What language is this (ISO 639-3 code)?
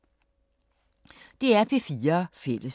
dan